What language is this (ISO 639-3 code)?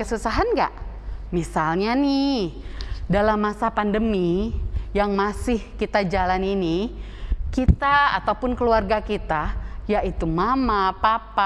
ind